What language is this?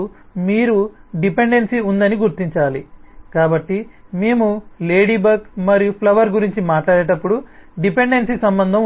Telugu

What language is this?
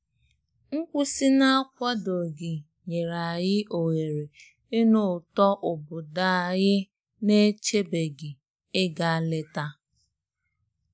Igbo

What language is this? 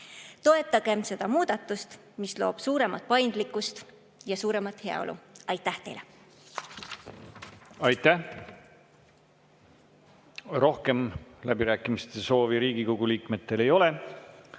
Estonian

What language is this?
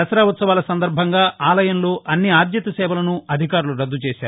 Telugu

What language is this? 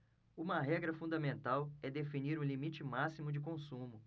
Portuguese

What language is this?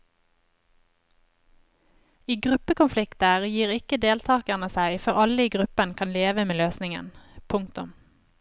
Norwegian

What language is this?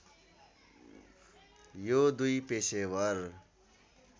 Nepali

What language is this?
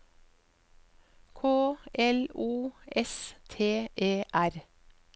Norwegian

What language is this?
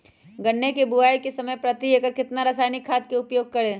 Magahi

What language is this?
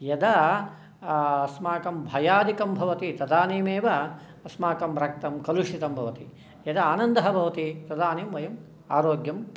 Sanskrit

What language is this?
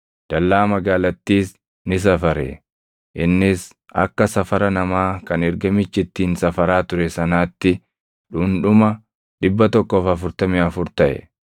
Oromo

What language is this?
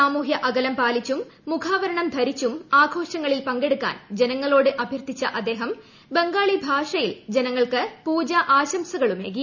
Malayalam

